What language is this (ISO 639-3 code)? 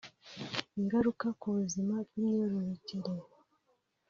kin